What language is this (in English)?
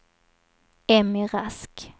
Swedish